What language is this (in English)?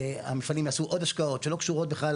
Hebrew